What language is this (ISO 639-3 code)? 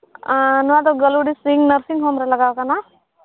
sat